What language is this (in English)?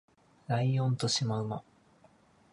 Japanese